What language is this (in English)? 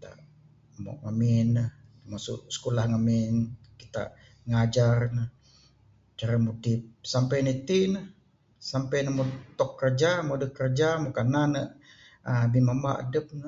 Bukar-Sadung Bidayuh